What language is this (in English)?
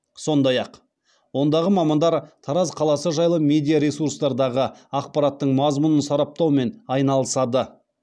Kazakh